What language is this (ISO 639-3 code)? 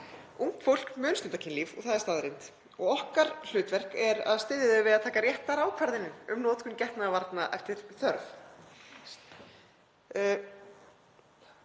isl